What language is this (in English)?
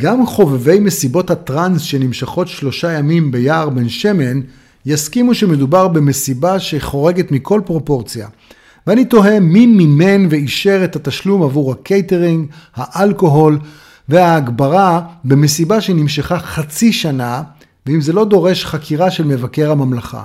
Hebrew